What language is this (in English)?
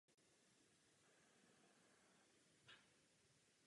Czech